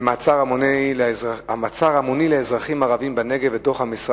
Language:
Hebrew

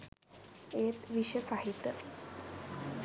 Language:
Sinhala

